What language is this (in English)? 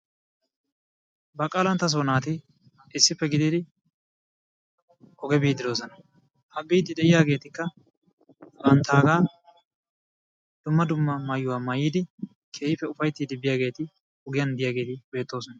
Wolaytta